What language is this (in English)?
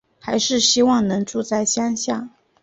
Chinese